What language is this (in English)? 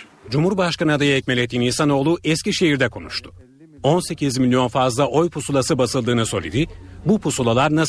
Turkish